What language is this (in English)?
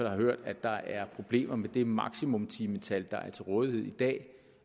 Danish